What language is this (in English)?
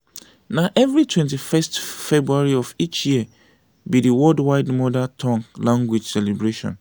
Nigerian Pidgin